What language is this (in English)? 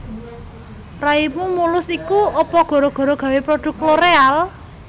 Javanese